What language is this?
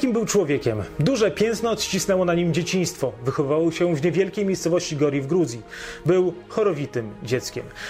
Polish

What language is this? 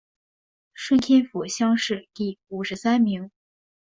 Chinese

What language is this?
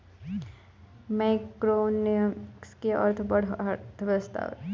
Bhojpuri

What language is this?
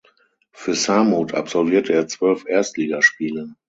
German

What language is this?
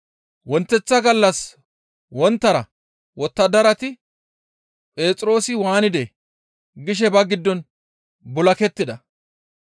Gamo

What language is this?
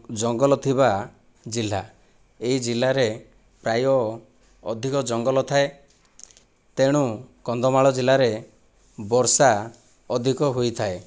Odia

